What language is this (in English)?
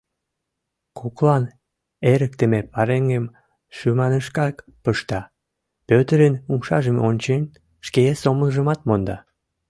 Mari